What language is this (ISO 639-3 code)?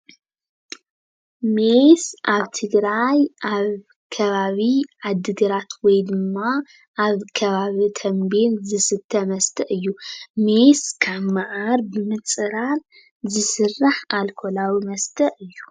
tir